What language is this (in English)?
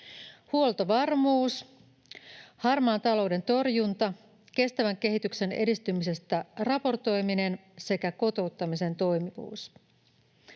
Finnish